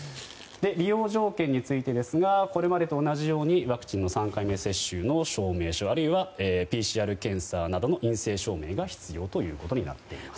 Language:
Japanese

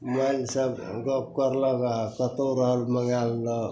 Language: Maithili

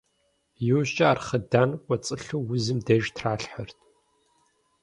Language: Kabardian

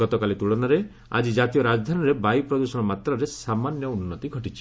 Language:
Odia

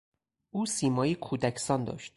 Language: Persian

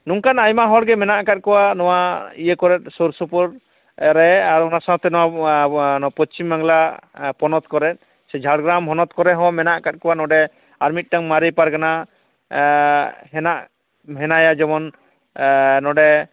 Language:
Santali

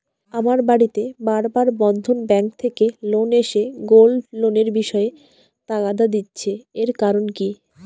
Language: Bangla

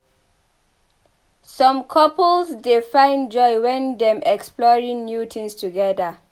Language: Nigerian Pidgin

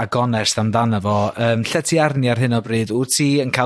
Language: Welsh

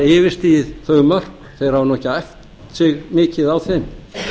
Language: Icelandic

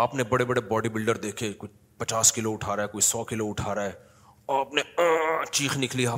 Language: Urdu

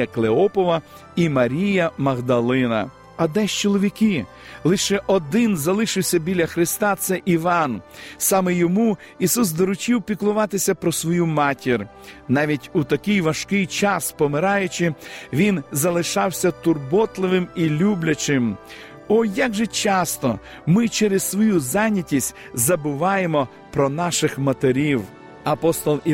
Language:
Ukrainian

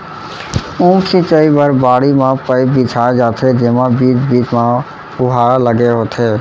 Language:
Chhattisgarhi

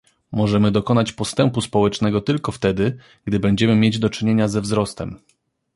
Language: Polish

